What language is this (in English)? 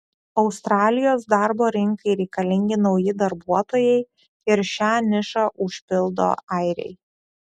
Lithuanian